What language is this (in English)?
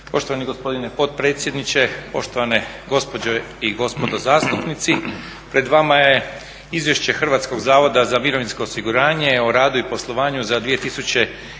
Croatian